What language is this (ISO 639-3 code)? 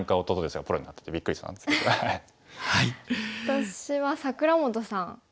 jpn